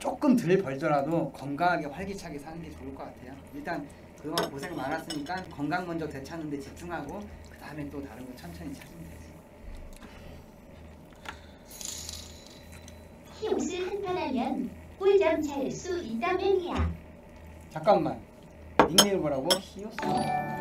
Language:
Korean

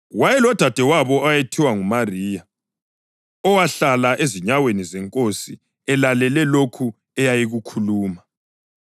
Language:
North Ndebele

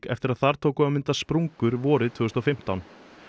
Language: Icelandic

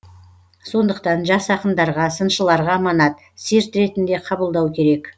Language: Kazakh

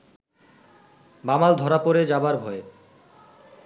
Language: Bangla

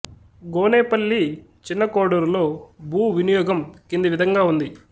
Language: Telugu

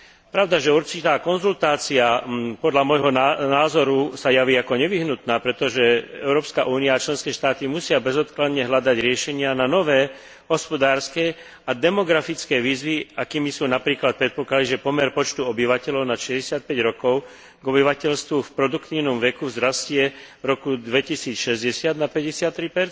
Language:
Slovak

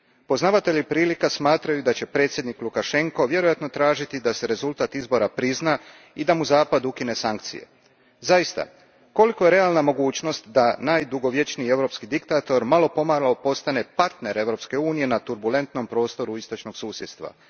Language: Croatian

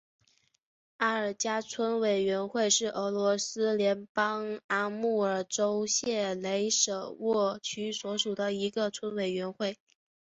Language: Chinese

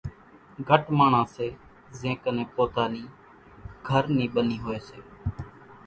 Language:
Kachi Koli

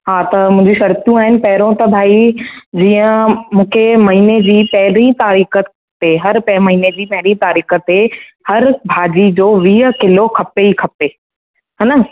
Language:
Sindhi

